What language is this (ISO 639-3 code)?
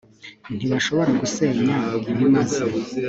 kin